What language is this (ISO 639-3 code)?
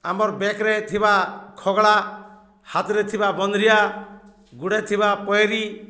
ori